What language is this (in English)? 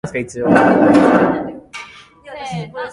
Japanese